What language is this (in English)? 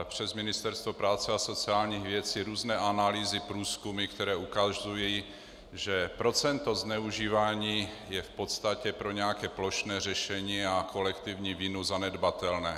Czech